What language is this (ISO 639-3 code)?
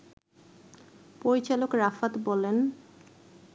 ben